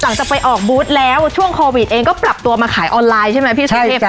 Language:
Thai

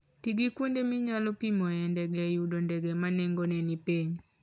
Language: Luo (Kenya and Tanzania)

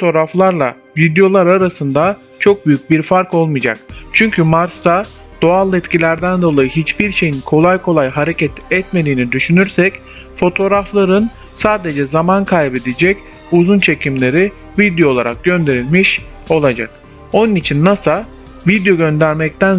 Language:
Turkish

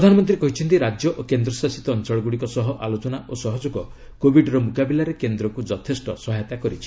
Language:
Odia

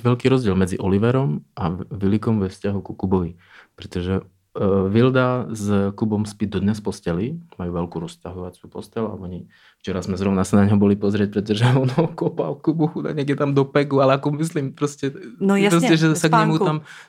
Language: Czech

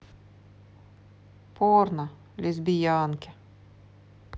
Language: Russian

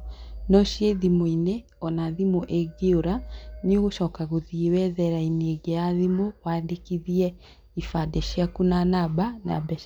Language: Kikuyu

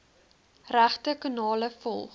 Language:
Afrikaans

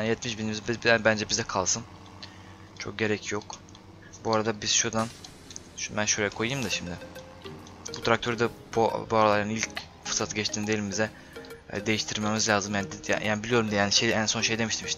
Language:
Turkish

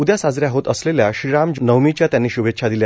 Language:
Marathi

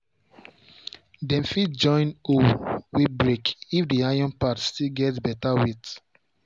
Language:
Nigerian Pidgin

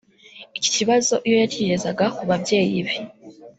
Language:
Kinyarwanda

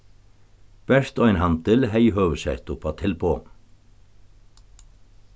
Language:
Faroese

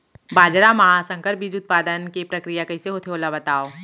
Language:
Chhattisgarhi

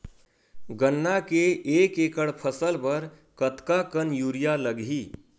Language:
Chhattisgarhi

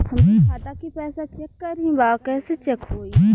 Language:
Bhojpuri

